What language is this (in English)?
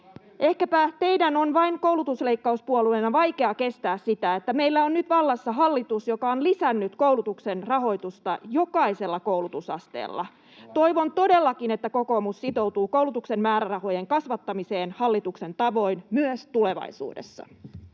Finnish